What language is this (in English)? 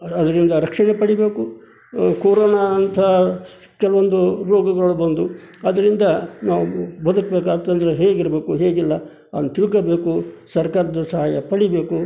Kannada